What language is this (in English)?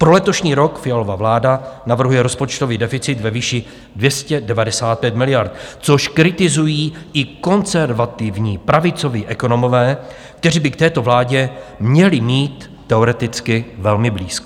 Czech